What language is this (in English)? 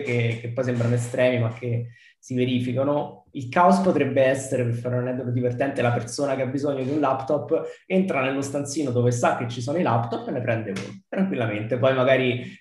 Italian